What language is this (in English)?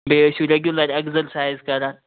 Kashmiri